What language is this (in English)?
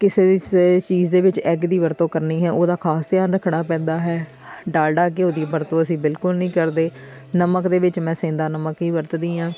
Punjabi